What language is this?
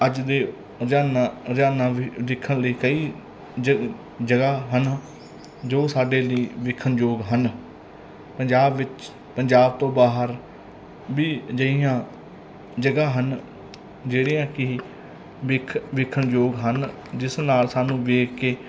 Punjabi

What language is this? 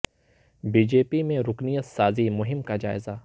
Urdu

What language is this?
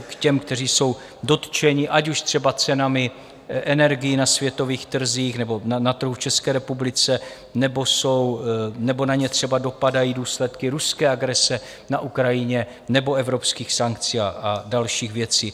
Czech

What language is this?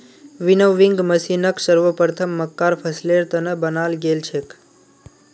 Magahi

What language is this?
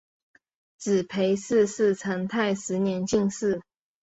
Chinese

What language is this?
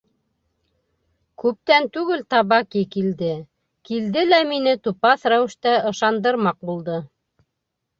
Bashkir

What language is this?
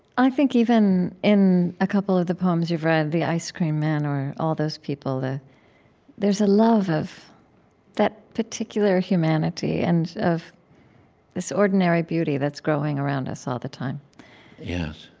English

